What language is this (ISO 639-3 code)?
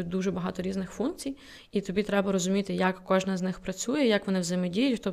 ukr